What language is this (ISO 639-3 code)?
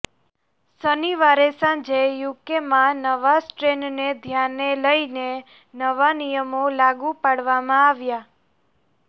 guj